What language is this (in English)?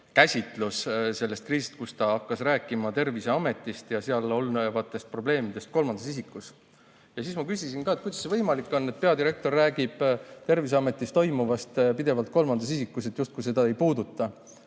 Estonian